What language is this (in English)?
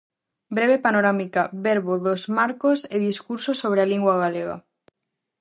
Galician